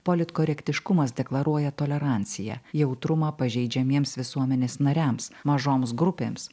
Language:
Lithuanian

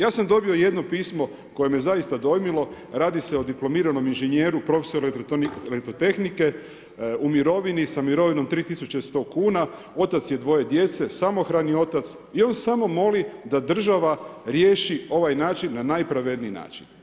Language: Croatian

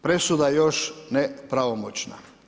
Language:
Croatian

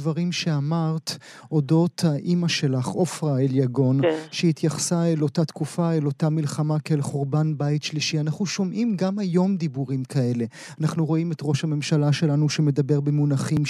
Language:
Hebrew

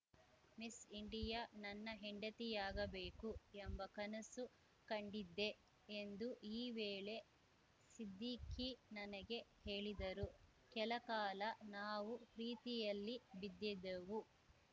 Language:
Kannada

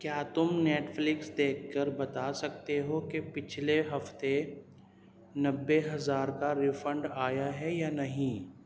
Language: Urdu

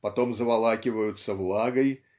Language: Russian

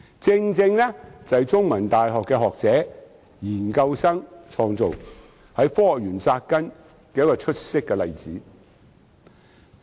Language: Cantonese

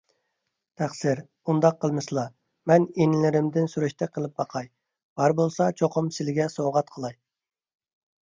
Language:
Uyghur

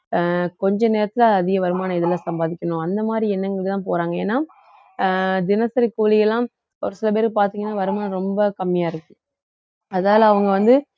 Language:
Tamil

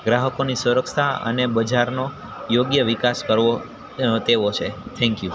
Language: Gujarati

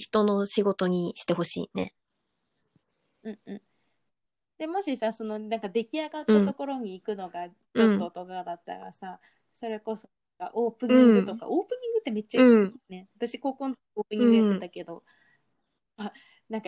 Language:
Japanese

